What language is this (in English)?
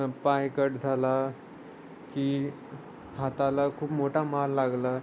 Marathi